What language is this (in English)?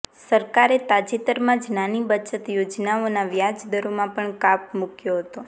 Gujarati